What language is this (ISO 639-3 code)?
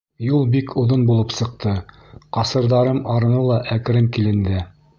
bak